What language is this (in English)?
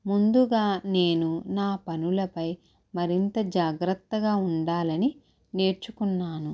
Telugu